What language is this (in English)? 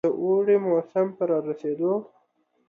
Pashto